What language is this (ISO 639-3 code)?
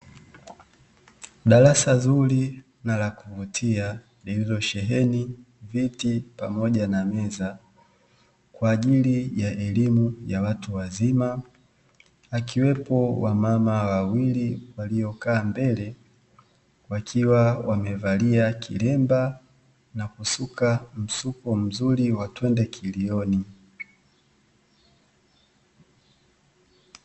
swa